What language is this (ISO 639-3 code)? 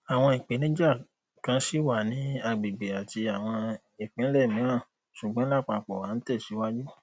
yor